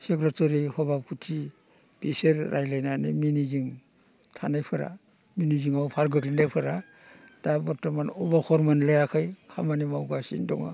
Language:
Bodo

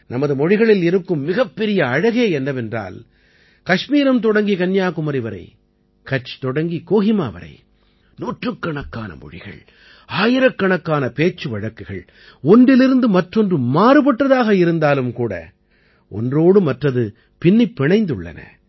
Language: Tamil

